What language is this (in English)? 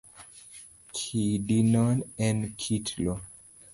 Luo (Kenya and Tanzania)